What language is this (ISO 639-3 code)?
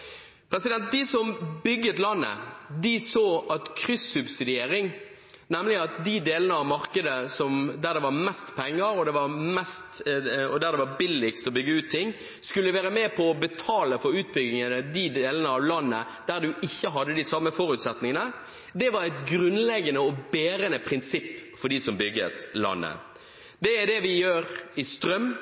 nob